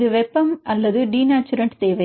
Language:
Tamil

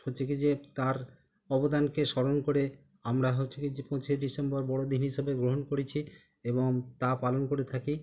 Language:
Bangla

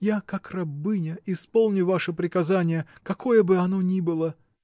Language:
Russian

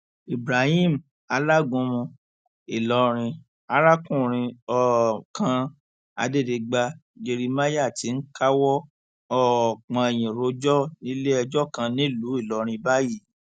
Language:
Yoruba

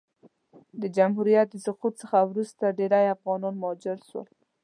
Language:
Pashto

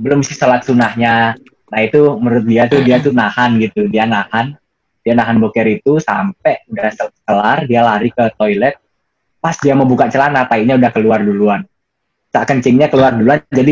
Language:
Indonesian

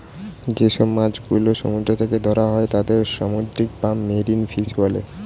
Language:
Bangla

